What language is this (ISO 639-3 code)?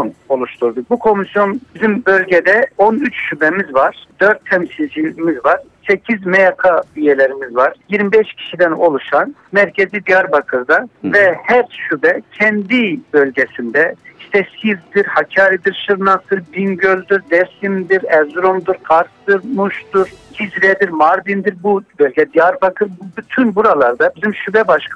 tur